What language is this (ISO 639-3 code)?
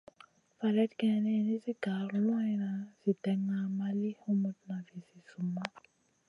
mcn